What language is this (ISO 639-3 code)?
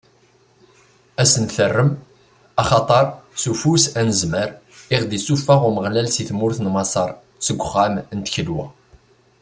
kab